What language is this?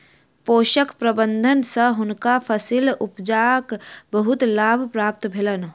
Maithili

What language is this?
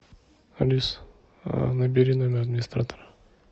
Russian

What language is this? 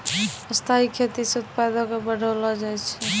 Maithili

